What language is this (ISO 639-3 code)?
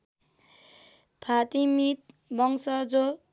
nep